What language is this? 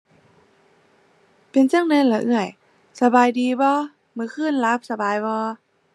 Thai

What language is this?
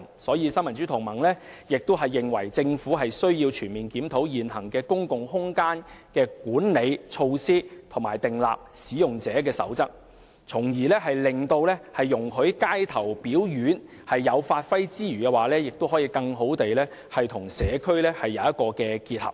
Cantonese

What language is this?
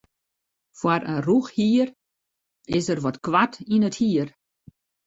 Western Frisian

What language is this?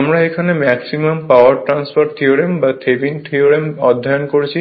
Bangla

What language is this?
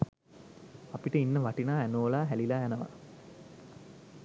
Sinhala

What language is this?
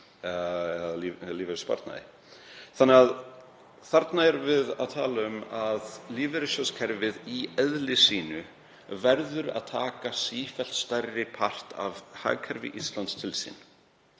Icelandic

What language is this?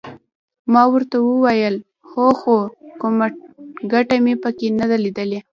Pashto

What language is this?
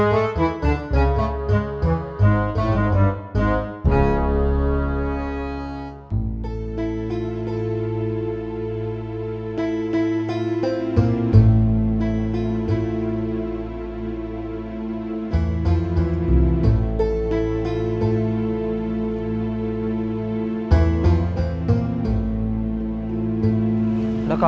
Indonesian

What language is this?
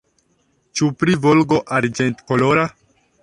Esperanto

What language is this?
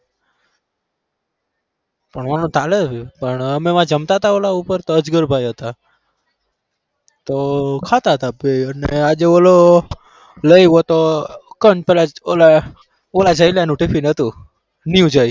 Gujarati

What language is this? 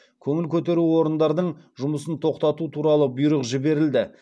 Kazakh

